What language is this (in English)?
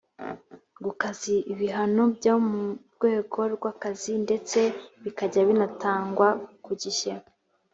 Kinyarwanda